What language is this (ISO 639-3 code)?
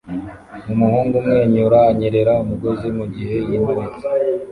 kin